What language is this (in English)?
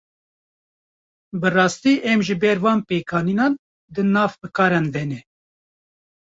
Kurdish